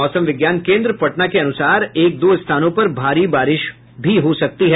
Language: Hindi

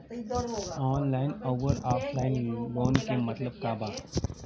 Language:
Bhojpuri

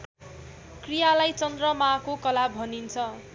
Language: Nepali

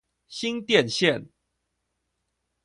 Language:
Chinese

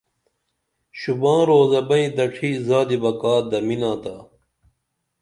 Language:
Dameli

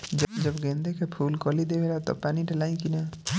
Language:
Bhojpuri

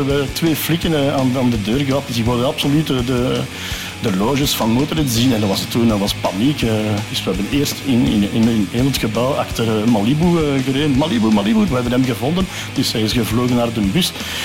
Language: Dutch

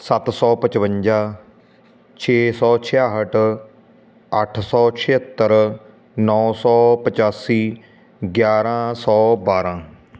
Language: Punjabi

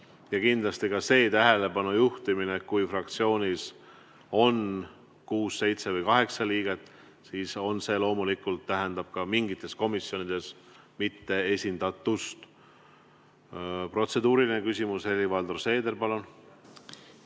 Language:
Estonian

